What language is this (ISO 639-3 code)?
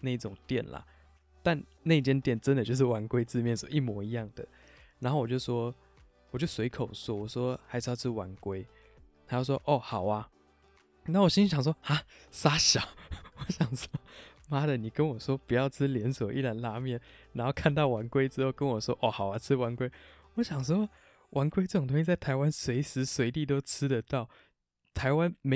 zho